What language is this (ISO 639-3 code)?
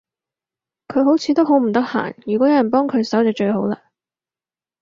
yue